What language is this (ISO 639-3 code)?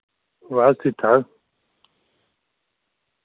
doi